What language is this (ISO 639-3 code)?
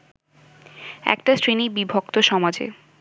ben